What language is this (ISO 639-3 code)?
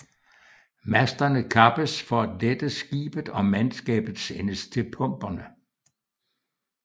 dan